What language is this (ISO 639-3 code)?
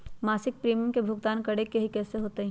mag